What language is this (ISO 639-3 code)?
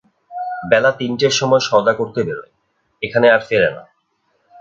ben